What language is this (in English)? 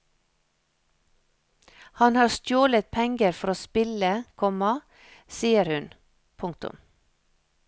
Norwegian